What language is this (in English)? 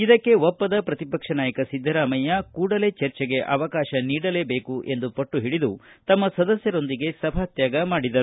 Kannada